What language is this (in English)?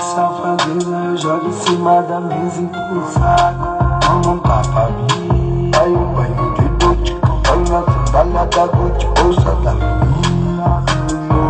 Portuguese